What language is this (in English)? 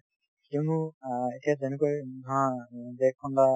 Assamese